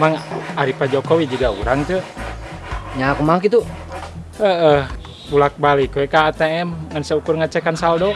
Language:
Indonesian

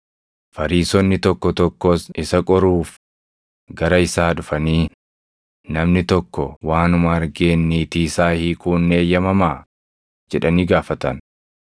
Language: Oromo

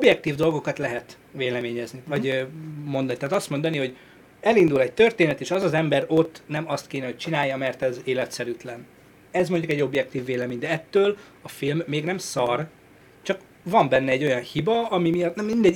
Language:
Hungarian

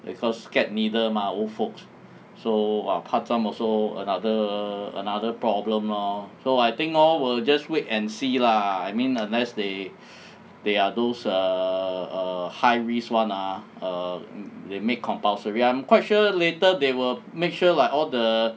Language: English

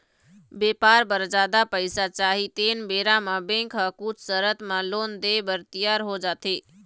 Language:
Chhattisgarhi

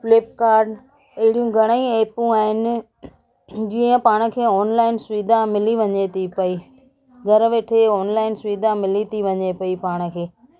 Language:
Sindhi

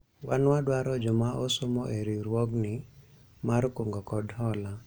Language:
Luo (Kenya and Tanzania)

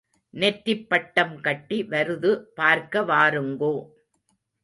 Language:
Tamil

